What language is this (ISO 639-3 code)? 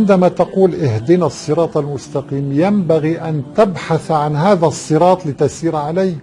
ara